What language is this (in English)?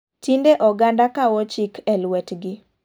Luo (Kenya and Tanzania)